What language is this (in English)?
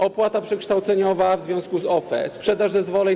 Polish